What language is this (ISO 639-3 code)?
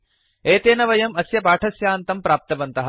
san